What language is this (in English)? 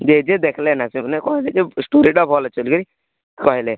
Odia